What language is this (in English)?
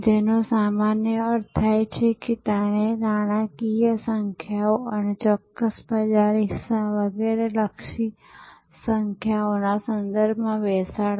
Gujarati